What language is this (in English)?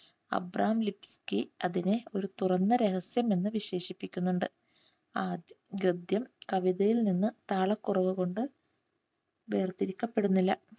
Malayalam